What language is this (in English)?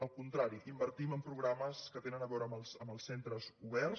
Catalan